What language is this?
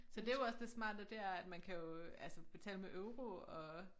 Danish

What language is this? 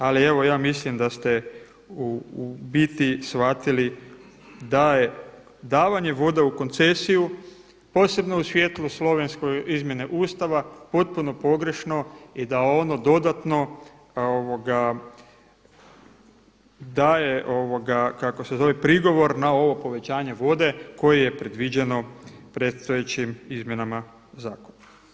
Croatian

